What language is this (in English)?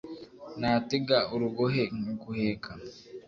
Kinyarwanda